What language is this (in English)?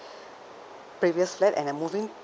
English